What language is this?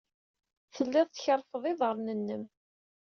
Kabyle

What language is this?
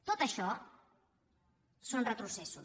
Catalan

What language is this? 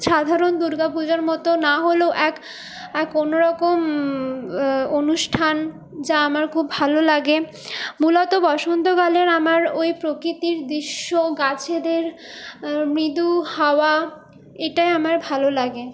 Bangla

